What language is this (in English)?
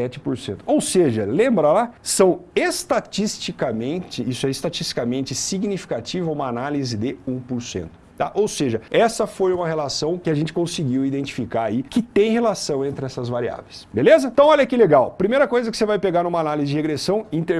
Portuguese